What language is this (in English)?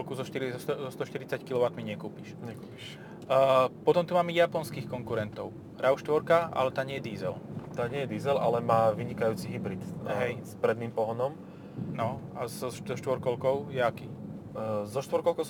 Slovak